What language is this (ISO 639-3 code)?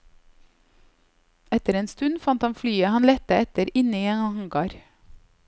nor